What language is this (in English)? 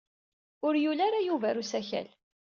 Kabyle